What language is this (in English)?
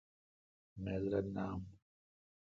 Kalkoti